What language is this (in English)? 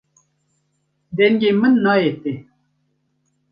Kurdish